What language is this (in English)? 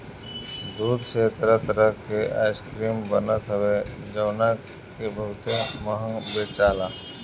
Bhojpuri